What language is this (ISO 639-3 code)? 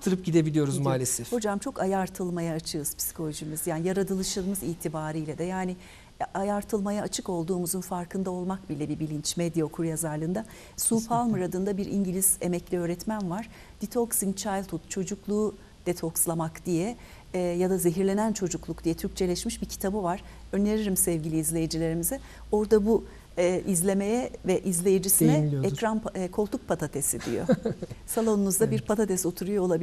tur